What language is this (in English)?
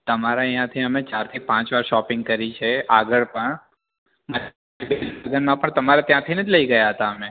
Gujarati